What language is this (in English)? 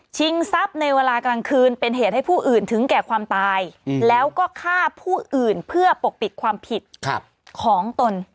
Thai